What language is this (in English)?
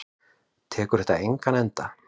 Icelandic